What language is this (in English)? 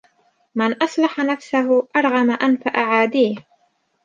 Arabic